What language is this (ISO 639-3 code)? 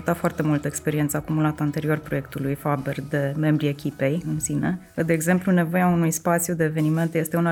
ron